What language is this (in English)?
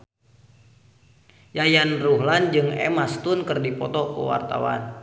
Sundanese